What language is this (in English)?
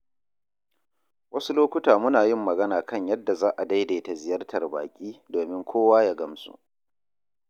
Hausa